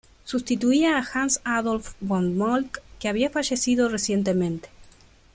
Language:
Spanish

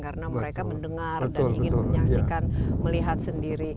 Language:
Indonesian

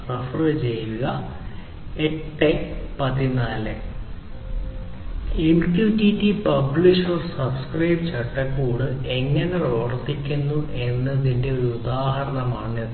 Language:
Malayalam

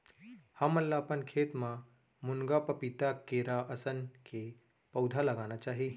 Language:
Chhattisgarhi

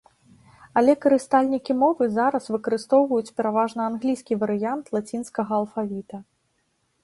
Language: Belarusian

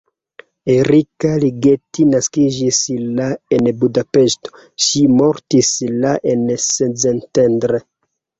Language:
Esperanto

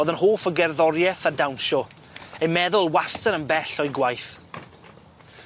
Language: Welsh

